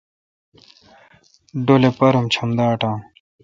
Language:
Kalkoti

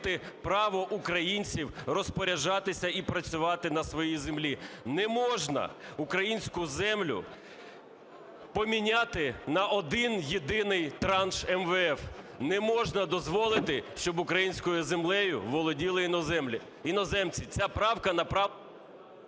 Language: Ukrainian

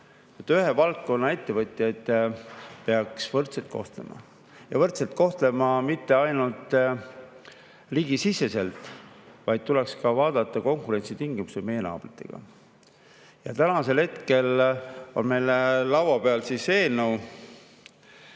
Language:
Estonian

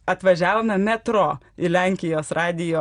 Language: Lithuanian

